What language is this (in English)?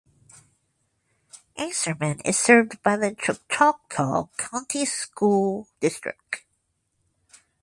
English